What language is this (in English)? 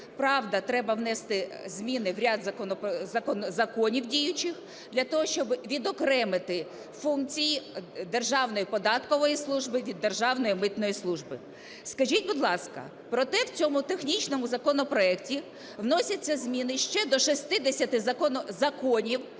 Ukrainian